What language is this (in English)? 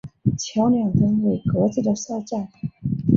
Chinese